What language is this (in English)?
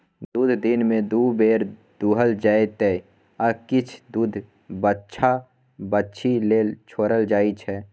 Maithili